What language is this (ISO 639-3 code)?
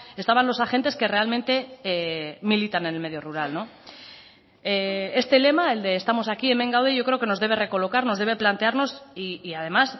spa